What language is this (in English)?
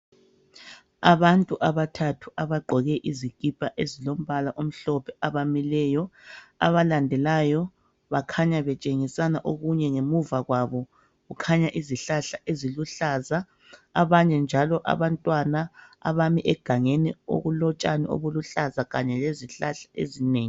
North Ndebele